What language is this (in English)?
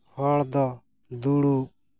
Santali